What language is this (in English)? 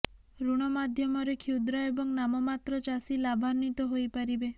Odia